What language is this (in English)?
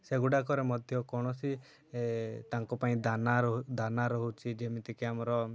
Odia